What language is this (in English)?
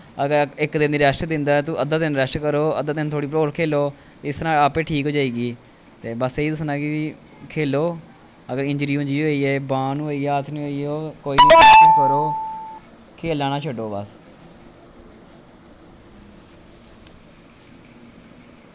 Dogri